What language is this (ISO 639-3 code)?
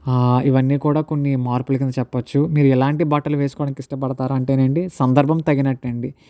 tel